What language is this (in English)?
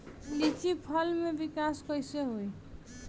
Bhojpuri